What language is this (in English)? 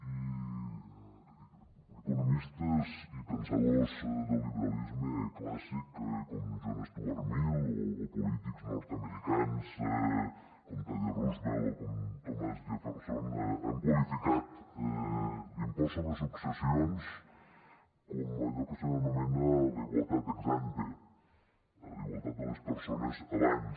Catalan